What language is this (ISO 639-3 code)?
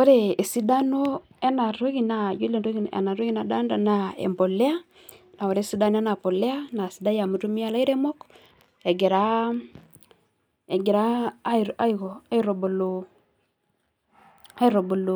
mas